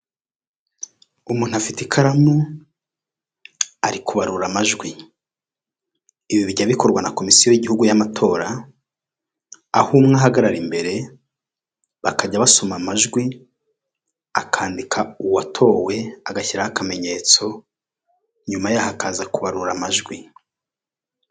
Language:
Kinyarwanda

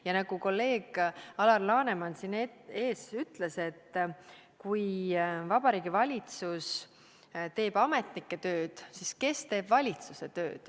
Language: Estonian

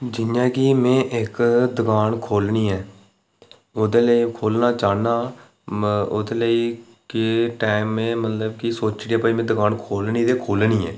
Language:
Dogri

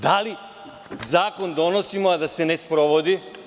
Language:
Serbian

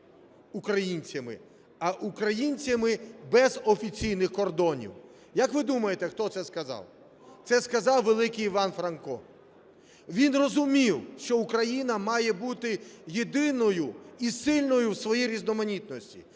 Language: Ukrainian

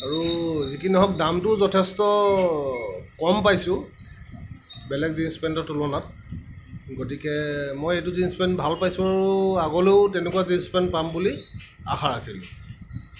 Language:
Assamese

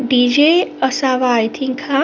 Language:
Marathi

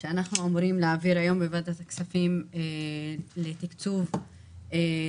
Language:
Hebrew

